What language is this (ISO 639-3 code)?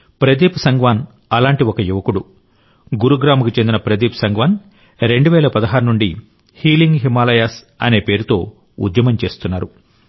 tel